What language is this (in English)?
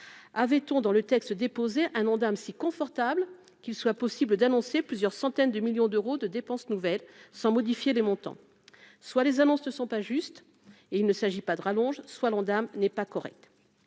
French